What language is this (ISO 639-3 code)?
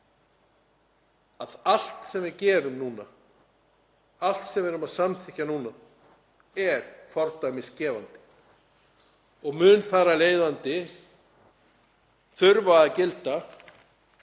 isl